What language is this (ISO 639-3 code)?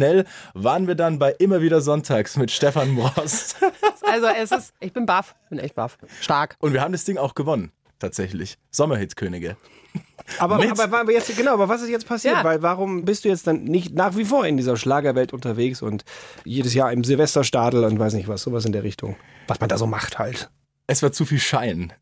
deu